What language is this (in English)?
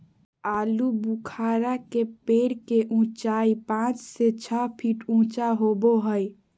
Magahi